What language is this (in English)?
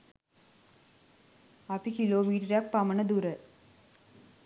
Sinhala